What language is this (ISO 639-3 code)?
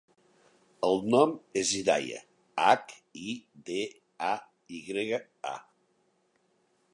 cat